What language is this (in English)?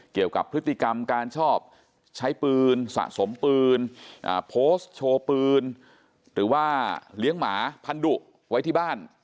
Thai